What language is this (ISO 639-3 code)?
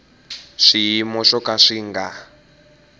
tso